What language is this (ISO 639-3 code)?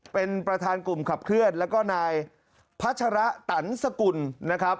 tha